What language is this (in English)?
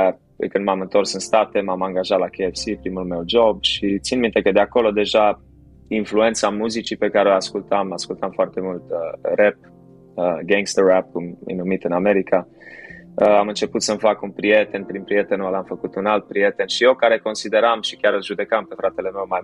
Romanian